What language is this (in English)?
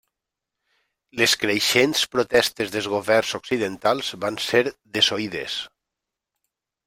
Catalan